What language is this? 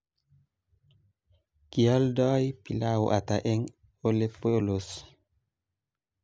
Kalenjin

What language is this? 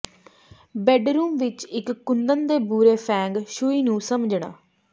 Punjabi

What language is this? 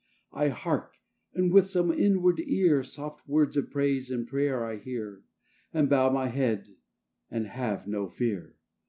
English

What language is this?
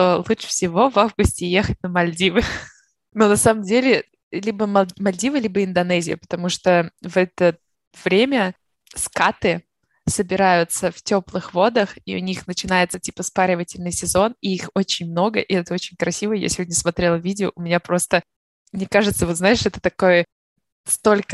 Russian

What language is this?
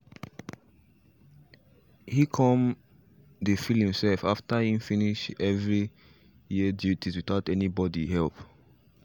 Nigerian Pidgin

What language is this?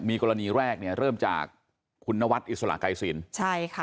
Thai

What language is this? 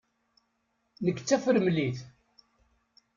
Kabyle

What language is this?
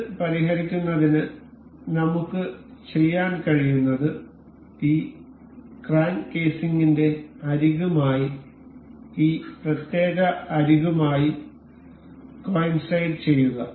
Malayalam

